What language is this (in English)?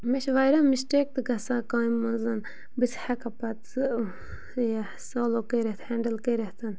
Kashmiri